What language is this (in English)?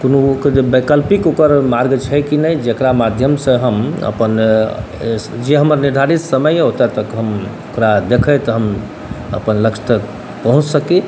Maithili